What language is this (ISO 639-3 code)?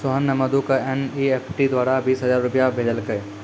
mai